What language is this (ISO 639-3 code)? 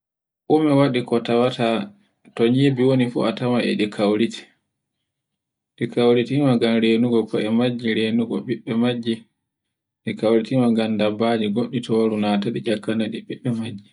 fue